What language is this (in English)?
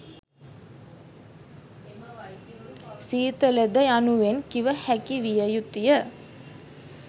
Sinhala